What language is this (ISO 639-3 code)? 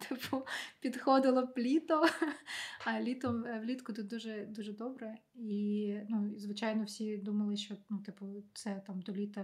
ukr